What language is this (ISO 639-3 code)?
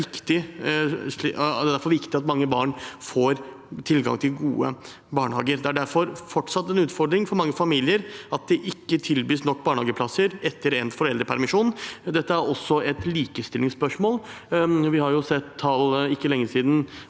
nor